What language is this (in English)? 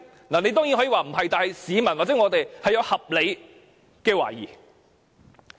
Cantonese